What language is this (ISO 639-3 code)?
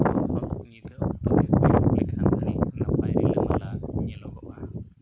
sat